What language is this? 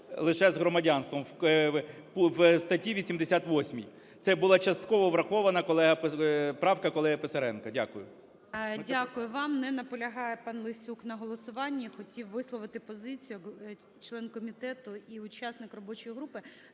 Ukrainian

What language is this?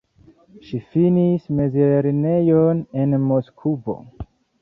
Esperanto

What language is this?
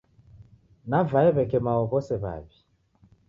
Taita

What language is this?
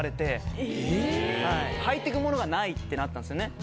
Japanese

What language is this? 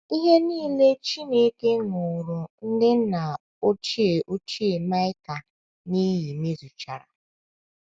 Igbo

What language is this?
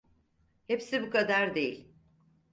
Turkish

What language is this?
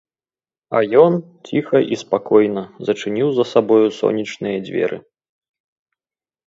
Belarusian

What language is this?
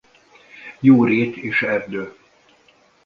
Hungarian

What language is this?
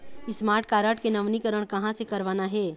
Chhattisgarhi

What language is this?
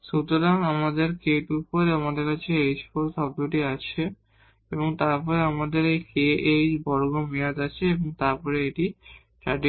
Bangla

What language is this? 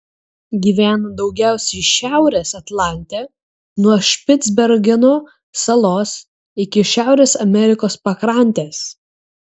Lithuanian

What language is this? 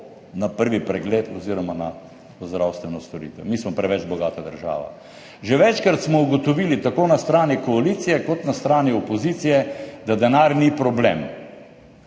Slovenian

